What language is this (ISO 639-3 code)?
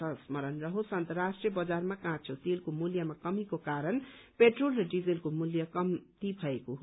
nep